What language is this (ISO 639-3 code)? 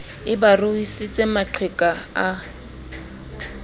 sot